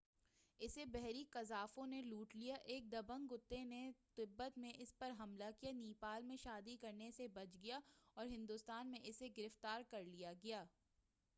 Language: Urdu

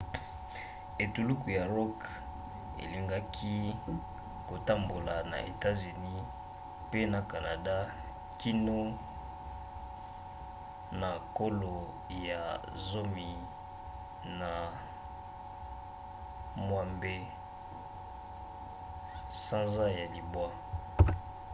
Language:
Lingala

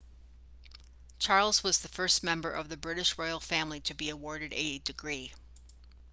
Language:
English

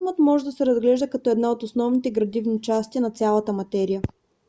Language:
Bulgarian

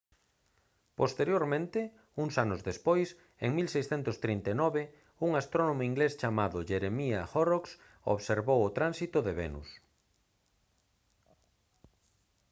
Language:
Galician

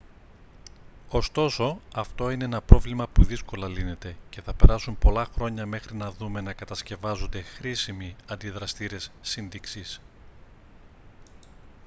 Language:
Greek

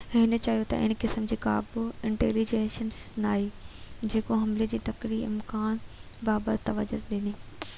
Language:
Sindhi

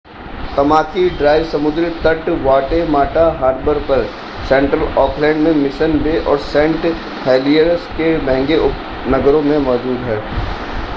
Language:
Hindi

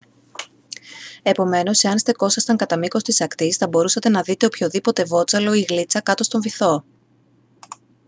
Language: Greek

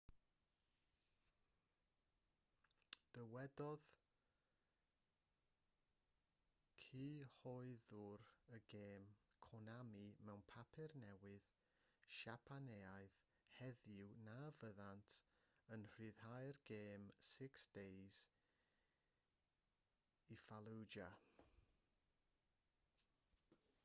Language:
Welsh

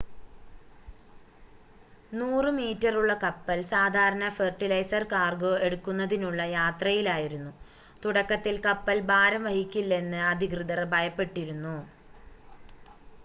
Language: Malayalam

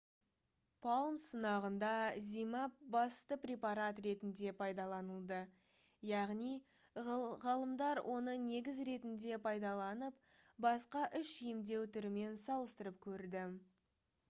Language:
Kazakh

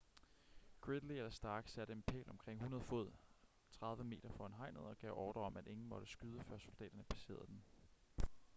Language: Danish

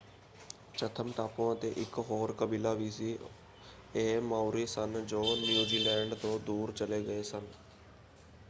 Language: Punjabi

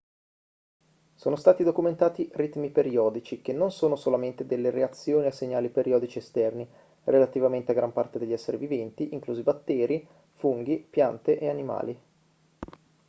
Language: Italian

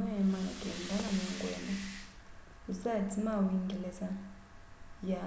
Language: Kamba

